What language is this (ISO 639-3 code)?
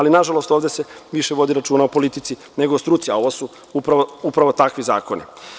srp